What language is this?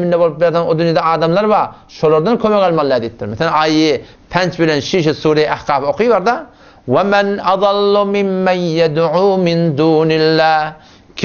Arabic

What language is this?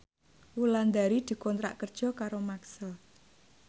Javanese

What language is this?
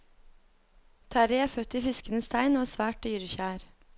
Norwegian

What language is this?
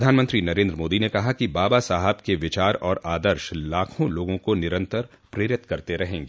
Hindi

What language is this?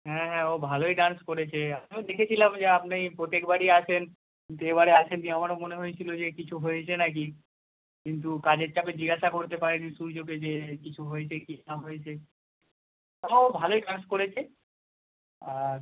Bangla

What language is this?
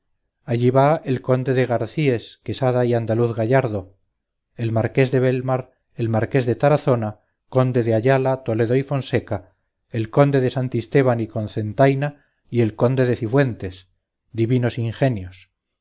Spanish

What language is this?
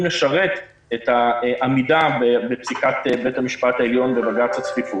Hebrew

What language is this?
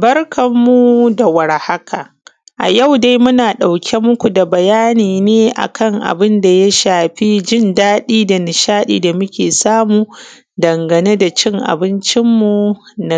Hausa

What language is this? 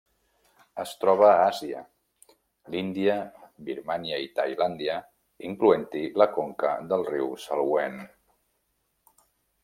Catalan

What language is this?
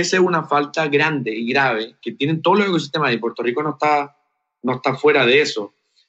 Spanish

